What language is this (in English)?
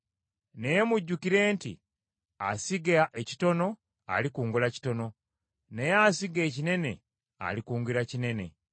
Ganda